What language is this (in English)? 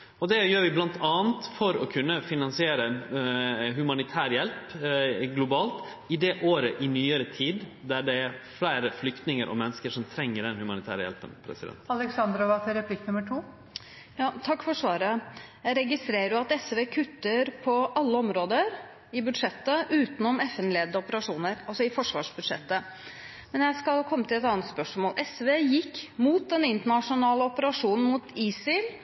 Norwegian